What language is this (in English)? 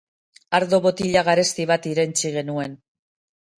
Basque